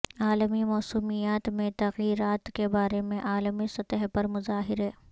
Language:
Urdu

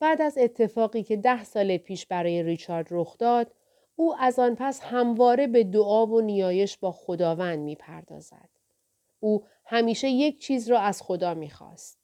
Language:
Persian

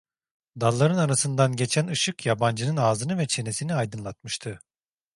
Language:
Turkish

